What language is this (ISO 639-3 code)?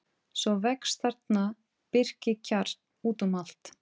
isl